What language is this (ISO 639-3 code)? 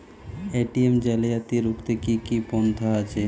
ben